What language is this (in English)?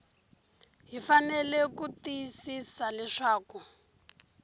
Tsonga